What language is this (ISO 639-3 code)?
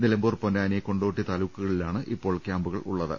mal